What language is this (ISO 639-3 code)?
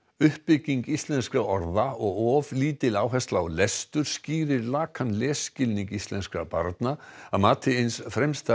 isl